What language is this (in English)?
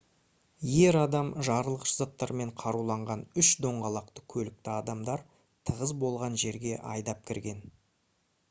Kazakh